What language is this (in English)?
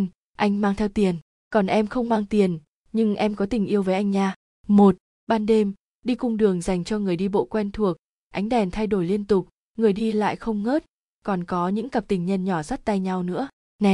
Vietnamese